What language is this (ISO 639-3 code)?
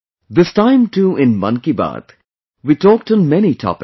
eng